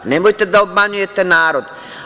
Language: Serbian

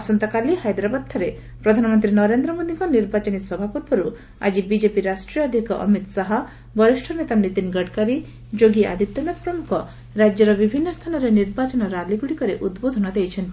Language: Odia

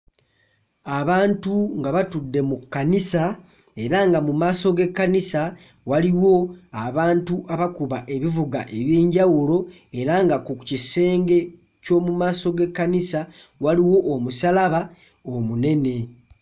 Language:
Ganda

